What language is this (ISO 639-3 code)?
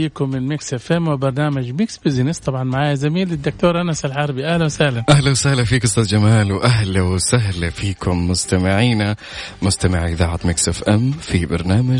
ara